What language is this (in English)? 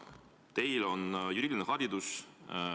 Estonian